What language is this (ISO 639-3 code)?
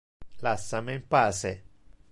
ina